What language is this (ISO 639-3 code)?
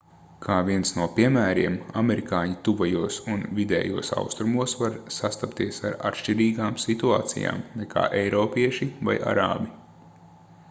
lav